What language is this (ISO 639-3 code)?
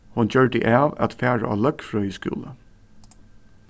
fao